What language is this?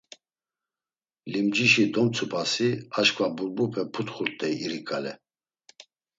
Laz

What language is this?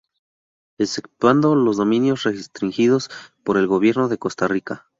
Spanish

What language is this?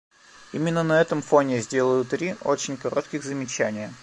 Russian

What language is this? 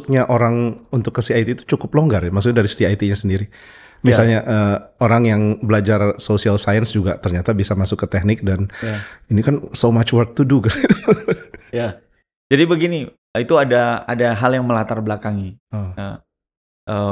Indonesian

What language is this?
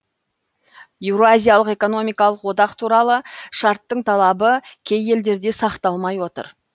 Kazakh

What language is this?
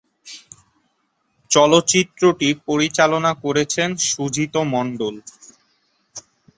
Bangla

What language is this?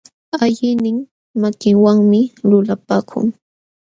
Jauja Wanca Quechua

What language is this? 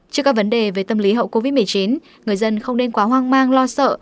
Vietnamese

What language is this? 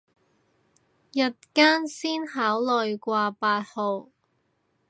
Cantonese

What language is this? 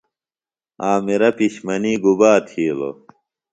Phalura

